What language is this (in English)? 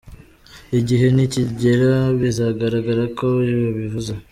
Kinyarwanda